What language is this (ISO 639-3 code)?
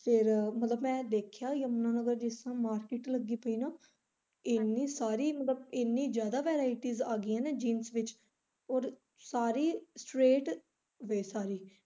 pan